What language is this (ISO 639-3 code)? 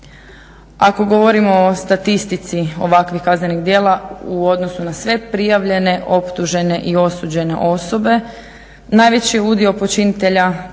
hrv